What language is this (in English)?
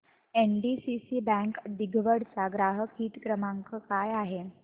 Marathi